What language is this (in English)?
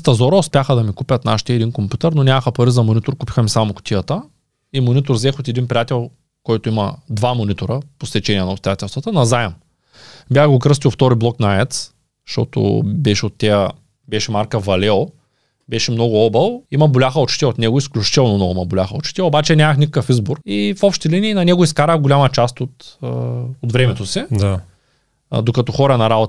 Bulgarian